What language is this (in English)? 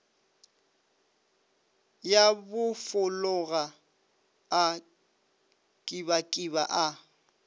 Northern Sotho